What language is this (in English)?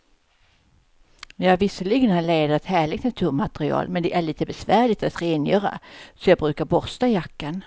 Swedish